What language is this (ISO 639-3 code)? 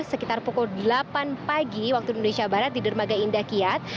ind